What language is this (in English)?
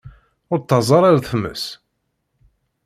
Kabyle